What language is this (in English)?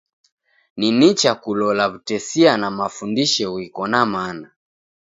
Taita